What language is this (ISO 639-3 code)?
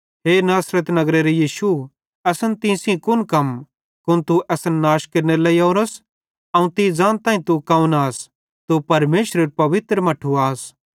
bhd